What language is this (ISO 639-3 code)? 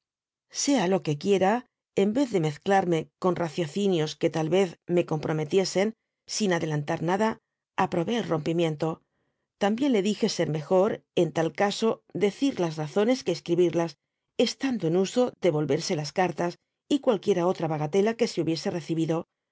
spa